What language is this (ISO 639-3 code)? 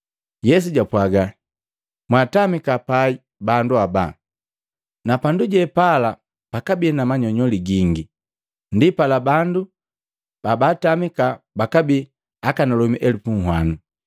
mgv